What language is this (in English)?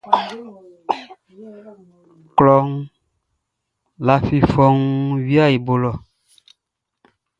Baoulé